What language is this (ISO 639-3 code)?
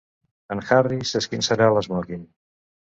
cat